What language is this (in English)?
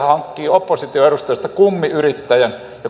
Finnish